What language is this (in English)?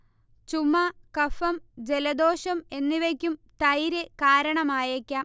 Malayalam